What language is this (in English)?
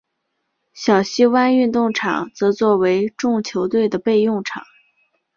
Chinese